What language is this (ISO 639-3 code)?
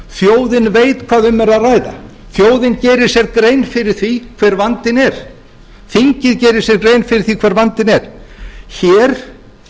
isl